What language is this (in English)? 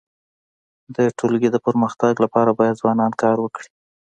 Pashto